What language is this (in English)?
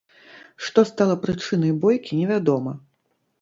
Belarusian